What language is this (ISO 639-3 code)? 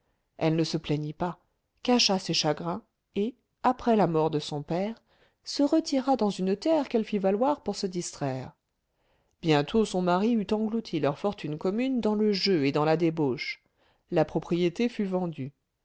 fra